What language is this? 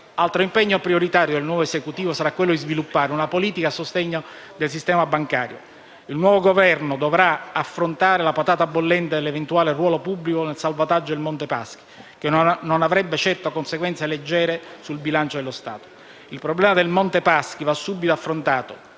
Italian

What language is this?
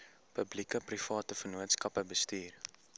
Afrikaans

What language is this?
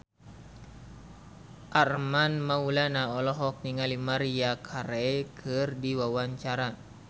Sundanese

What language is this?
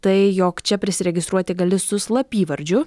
Lithuanian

